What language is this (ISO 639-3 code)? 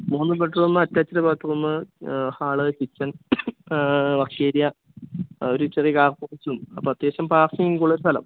mal